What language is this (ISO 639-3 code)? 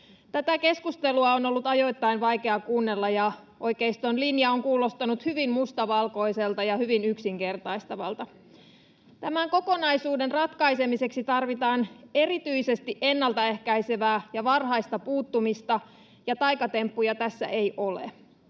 fin